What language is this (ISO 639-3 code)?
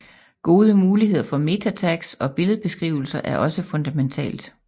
dan